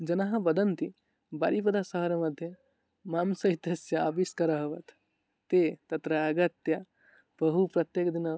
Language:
Sanskrit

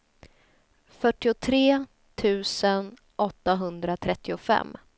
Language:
Swedish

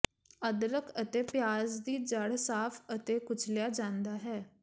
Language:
Punjabi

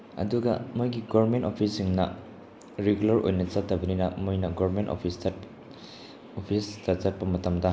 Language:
Manipuri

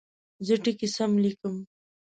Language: Pashto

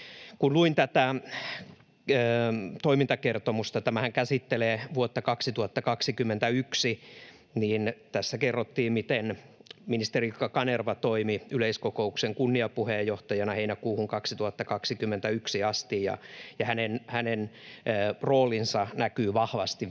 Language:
Finnish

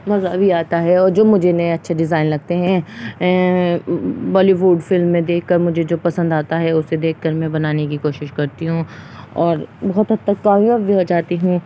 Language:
Urdu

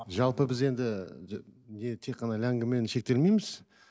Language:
Kazakh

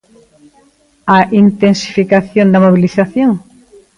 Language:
Galician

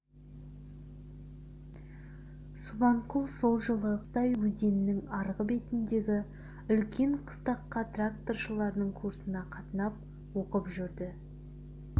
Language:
Kazakh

